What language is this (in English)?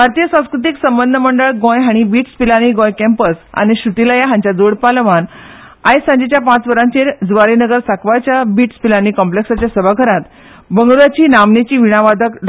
Konkani